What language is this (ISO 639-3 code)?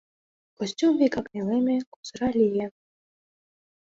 chm